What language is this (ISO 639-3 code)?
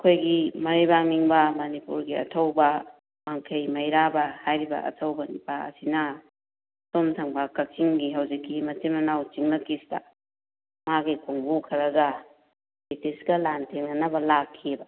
mni